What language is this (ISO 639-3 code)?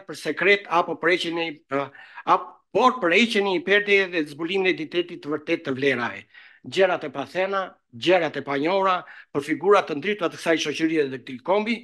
ron